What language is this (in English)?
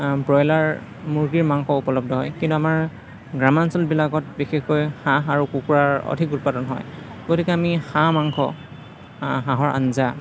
Assamese